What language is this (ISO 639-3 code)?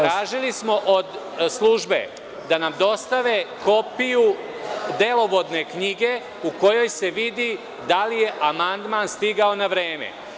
srp